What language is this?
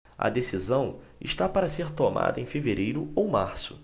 Portuguese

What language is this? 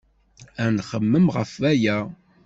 Kabyle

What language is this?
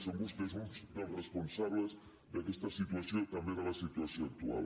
Catalan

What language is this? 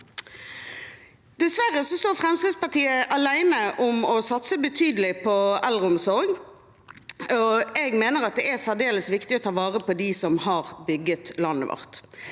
Norwegian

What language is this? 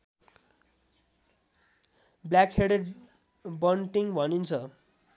Nepali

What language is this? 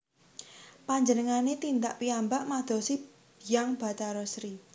Javanese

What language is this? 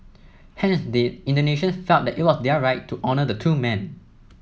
English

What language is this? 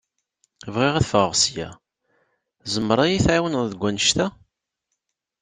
Kabyle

